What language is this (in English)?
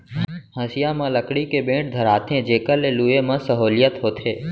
Chhattisgarhi